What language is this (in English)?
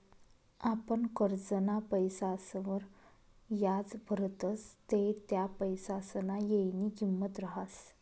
Marathi